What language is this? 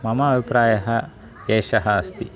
Sanskrit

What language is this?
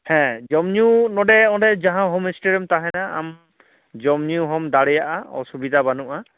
Santali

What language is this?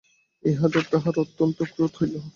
Bangla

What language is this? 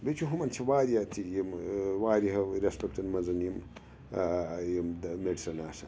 Kashmiri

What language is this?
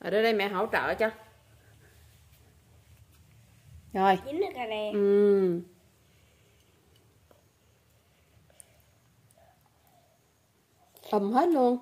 Vietnamese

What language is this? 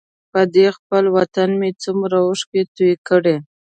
Pashto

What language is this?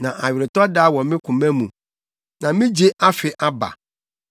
Akan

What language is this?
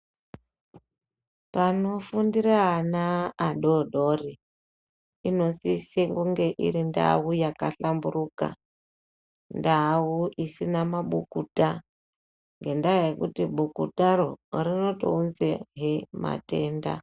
Ndau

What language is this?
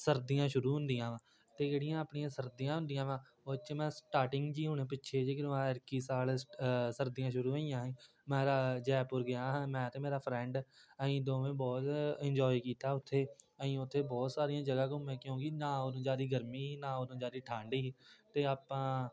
Punjabi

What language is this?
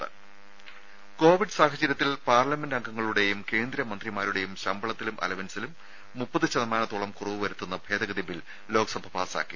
Malayalam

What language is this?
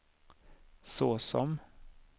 Swedish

